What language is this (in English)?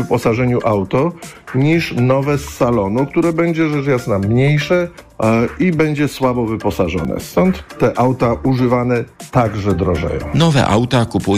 Polish